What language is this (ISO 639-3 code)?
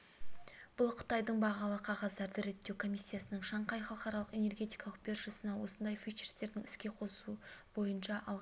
kaz